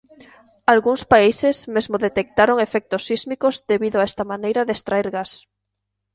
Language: Galician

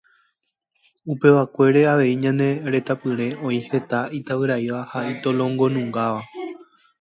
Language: Guarani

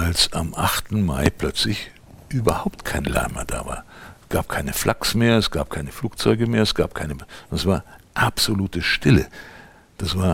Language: German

